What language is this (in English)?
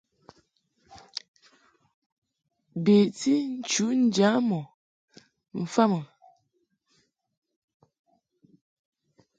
Mungaka